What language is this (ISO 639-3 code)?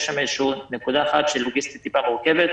heb